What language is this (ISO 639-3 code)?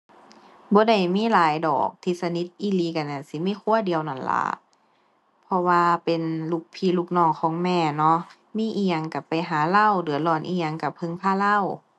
tha